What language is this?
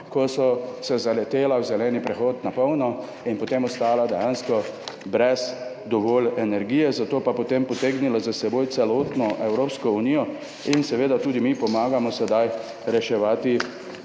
Slovenian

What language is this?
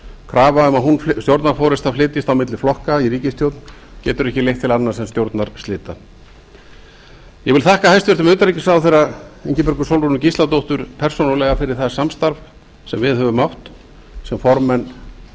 Icelandic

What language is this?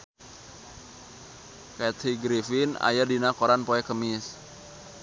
Sundanese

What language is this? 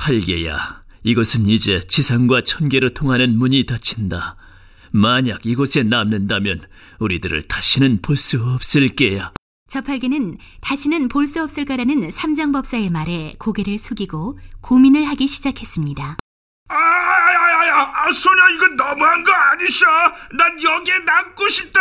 Korean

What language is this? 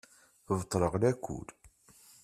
Kabyle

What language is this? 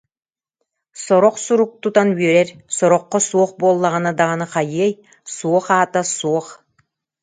Yakut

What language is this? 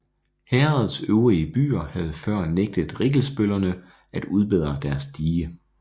Danish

